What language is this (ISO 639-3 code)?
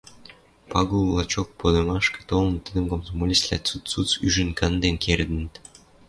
mrj